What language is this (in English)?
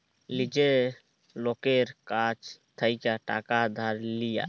Bangla